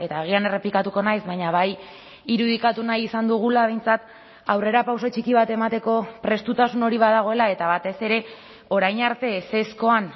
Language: Basque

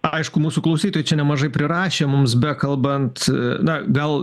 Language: Lithuanian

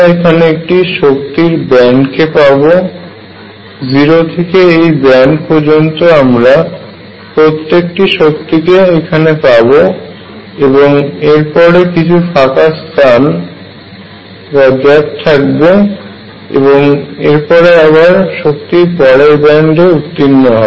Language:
Bangla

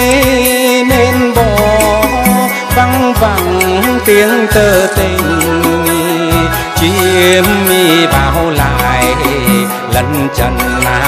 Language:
Vietnamese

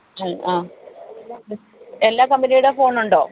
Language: Malayalam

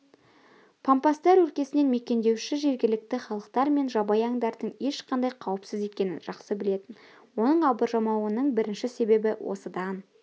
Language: Kazakh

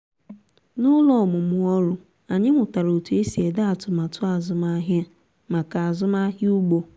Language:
Igbo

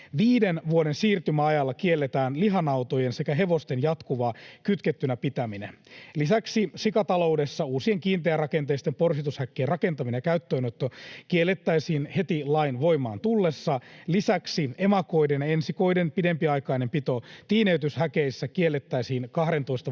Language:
Finnish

